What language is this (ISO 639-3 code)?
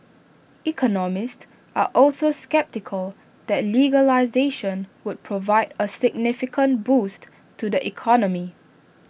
eng